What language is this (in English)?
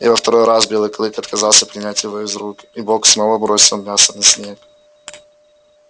Russian